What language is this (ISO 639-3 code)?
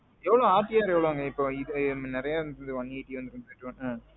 tam